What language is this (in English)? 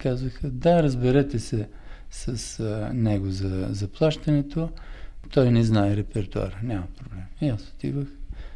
Bulgarian